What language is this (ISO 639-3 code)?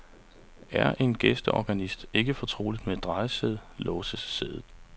dan